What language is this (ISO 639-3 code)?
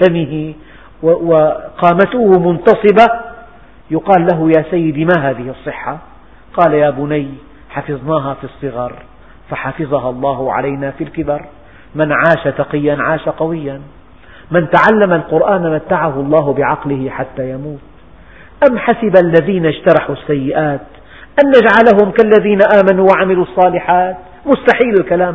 ara